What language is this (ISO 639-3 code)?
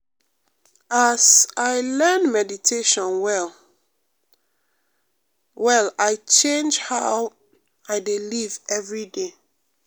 pcm